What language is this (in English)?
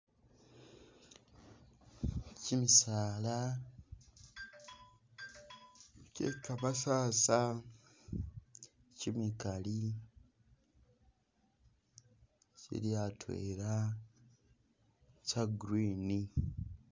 Masaaba